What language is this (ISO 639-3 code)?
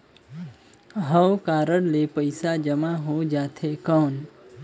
hne